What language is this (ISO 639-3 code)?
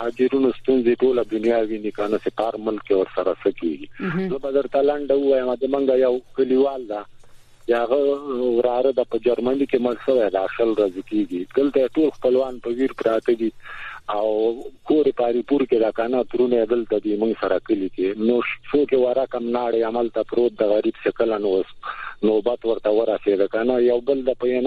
fas